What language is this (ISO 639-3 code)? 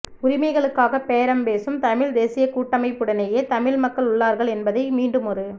tam